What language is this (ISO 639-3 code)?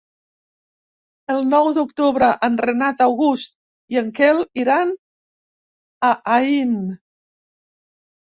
cat